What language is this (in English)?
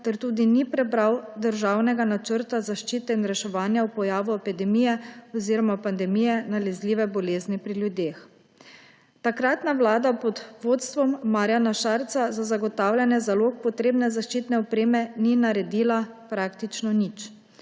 Slovenian